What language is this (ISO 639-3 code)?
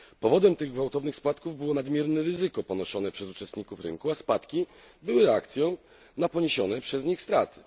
pol